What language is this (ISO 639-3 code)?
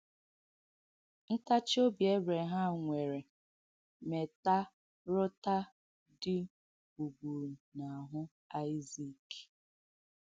ibo